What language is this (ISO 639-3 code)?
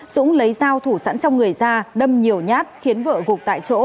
vie